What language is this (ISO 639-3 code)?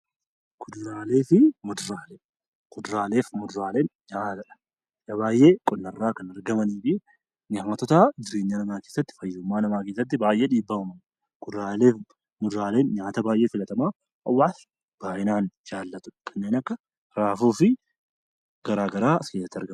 orm